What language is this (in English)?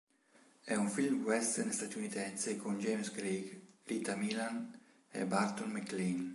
Italian